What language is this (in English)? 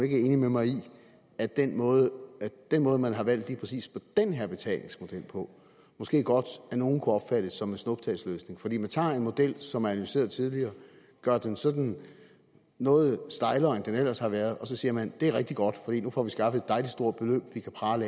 Danish